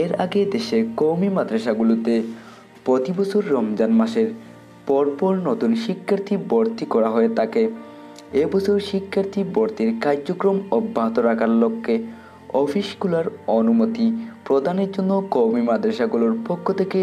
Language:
Romanian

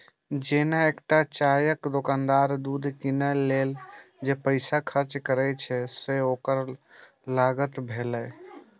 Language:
Maithili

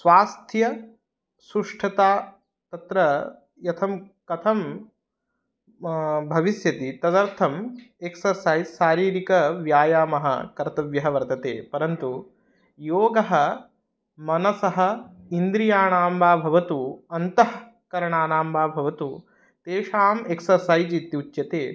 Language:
Sanskrit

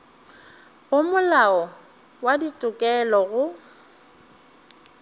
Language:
Northern Sotho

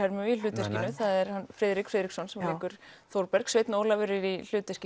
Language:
Icelandic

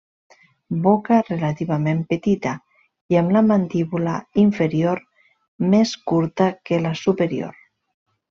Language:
Catalan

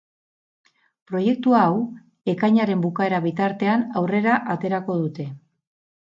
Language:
Basque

